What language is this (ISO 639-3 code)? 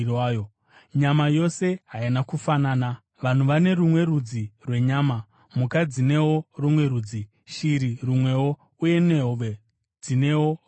sna